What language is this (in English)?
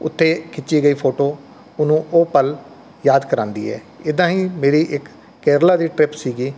Punjabi